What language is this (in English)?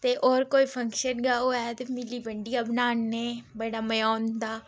Dogri